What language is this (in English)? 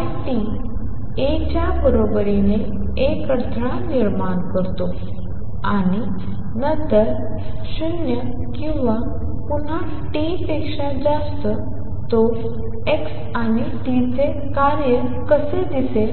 Marathi